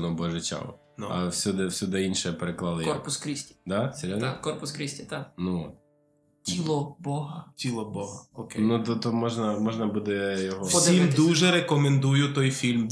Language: Ukrainian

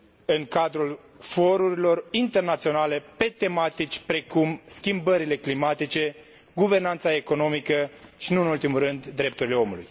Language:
Romanian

